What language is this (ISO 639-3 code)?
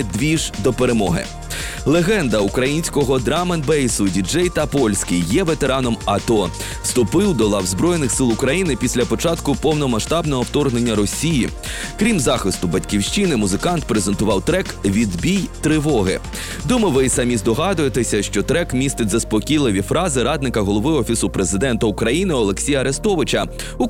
ukr